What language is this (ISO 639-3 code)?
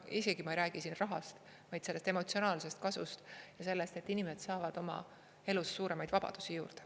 est